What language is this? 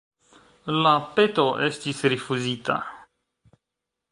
Esperanto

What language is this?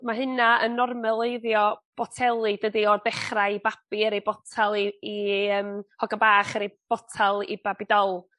Welsh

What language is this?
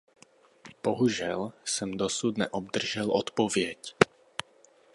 Czech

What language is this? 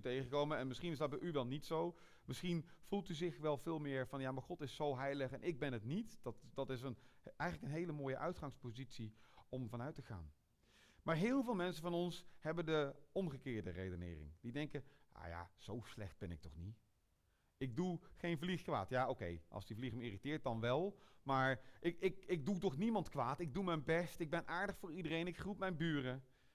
Dutch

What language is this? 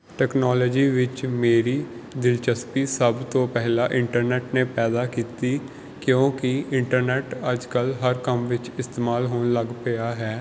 Punjabi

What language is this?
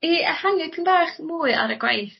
Welsh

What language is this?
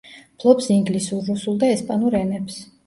Georgian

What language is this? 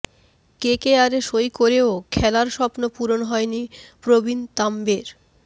Bangla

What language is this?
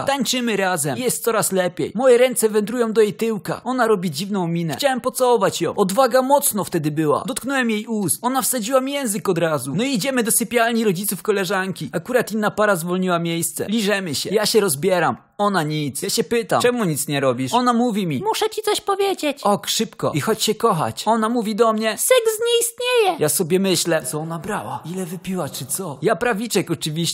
Polish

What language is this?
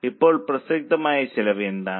Malayalam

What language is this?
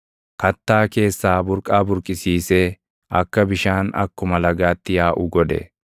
Oromo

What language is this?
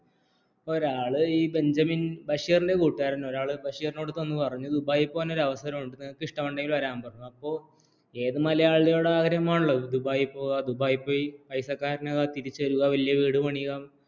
Malayalam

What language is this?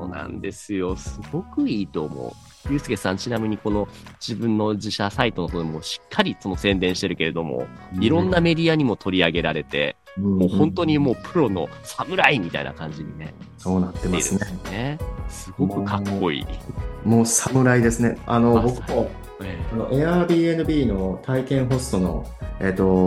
Japanese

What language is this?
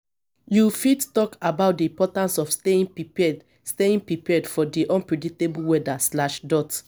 Nigerian Pidgin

